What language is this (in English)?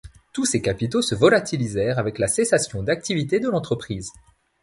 French